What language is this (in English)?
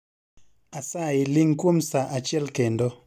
Luo (Kenya and Tanzania)